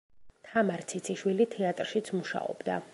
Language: Georgian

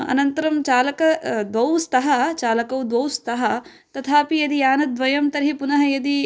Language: Sanskrit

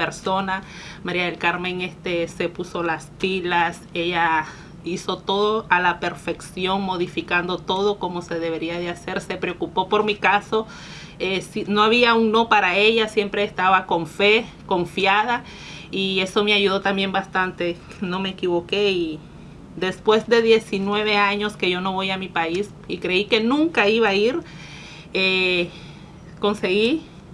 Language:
Spanish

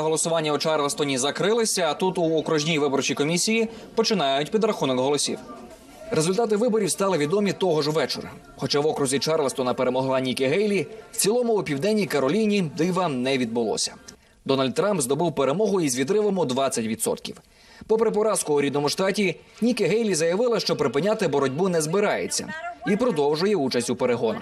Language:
Ukrainian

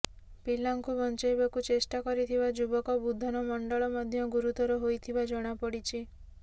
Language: Odia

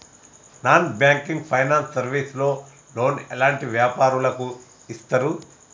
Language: Telugu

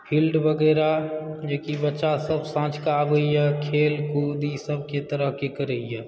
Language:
Maithili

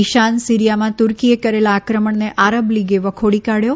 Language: Gujarati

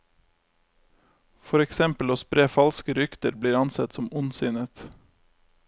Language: Norwegian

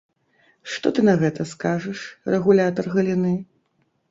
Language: Belarusian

